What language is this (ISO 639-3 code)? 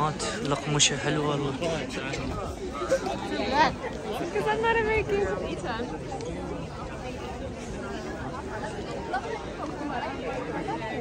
ara